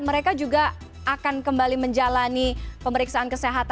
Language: Indonesian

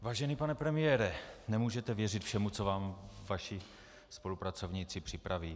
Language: Czech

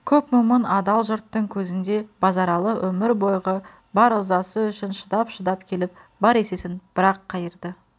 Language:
Kazakh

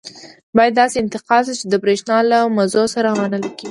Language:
Pashto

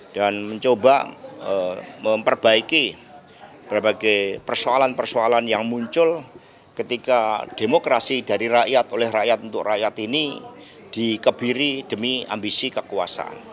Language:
Indonesian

